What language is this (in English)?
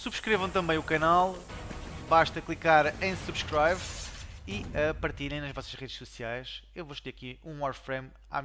Portuguese